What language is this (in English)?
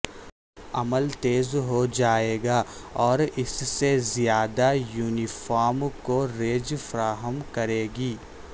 Urdu